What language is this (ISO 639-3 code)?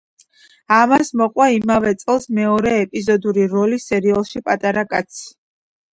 kat